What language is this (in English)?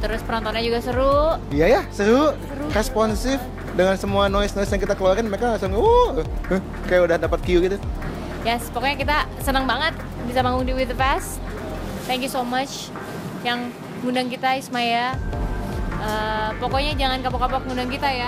Indonesian